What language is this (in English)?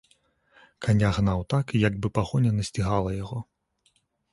Belarusian